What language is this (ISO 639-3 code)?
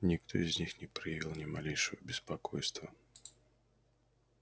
rus